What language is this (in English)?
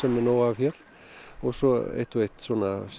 Icelandic